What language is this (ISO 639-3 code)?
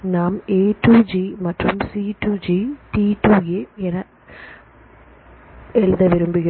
tam